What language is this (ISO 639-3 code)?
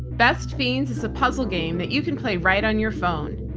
eng